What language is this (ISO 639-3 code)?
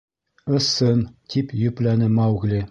bak